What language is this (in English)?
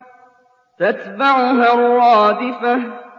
Arabic